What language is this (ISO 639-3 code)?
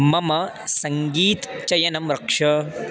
san